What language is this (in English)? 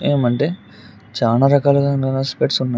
Telugu